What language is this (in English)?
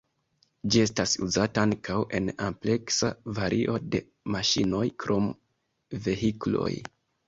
Esperanto